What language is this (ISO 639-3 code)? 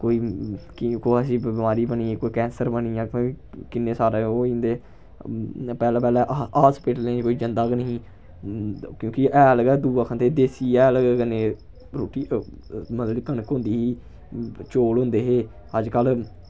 doi